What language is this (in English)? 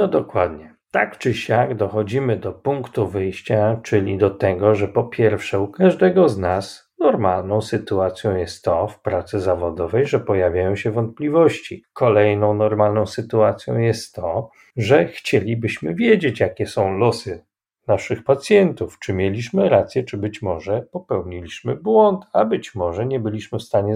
Polish